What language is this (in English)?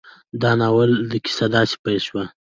Pashto